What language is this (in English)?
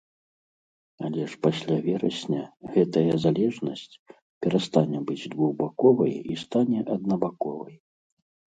Belarusian